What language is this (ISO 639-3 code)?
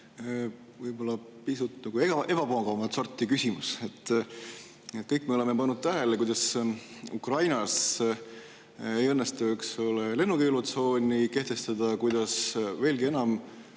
est